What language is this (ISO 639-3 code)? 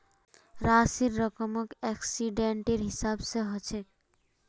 mag